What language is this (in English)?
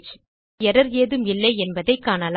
Tamil